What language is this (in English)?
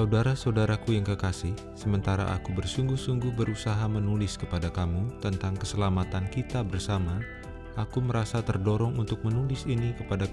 Indonesian